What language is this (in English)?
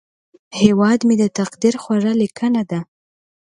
Pashto